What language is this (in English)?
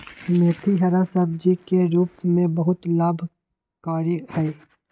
Magahi